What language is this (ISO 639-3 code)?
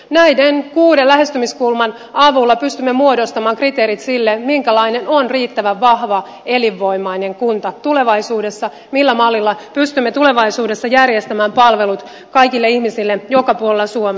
fin